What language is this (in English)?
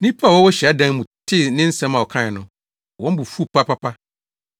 Akan